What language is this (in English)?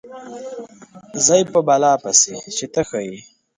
Pashto